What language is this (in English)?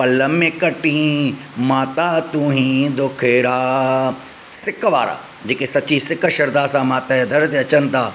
Sindhi